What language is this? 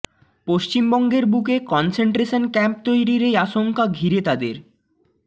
Bangla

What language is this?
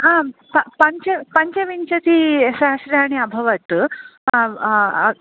Sanskrit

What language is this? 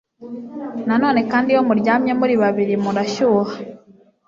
Kinyarwanda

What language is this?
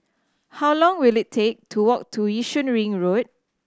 English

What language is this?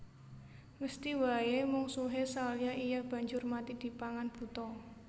Javanese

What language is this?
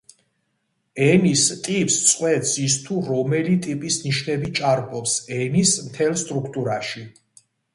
Georgian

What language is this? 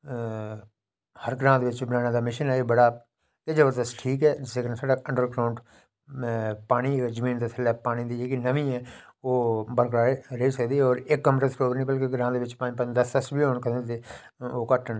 Dogri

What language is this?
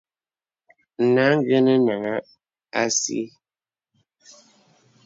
Bebele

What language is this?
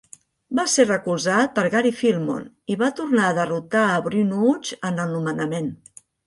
Catalan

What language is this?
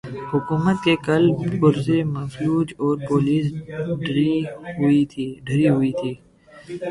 Urdu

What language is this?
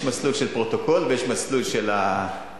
Hebrew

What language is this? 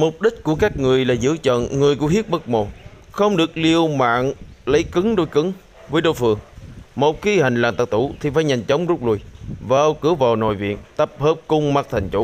Vietnamese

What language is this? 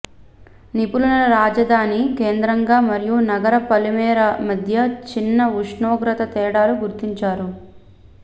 Telugu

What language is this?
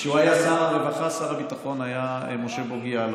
Hebrew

